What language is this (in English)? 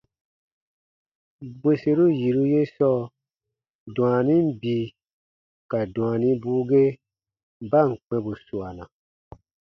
Baatonum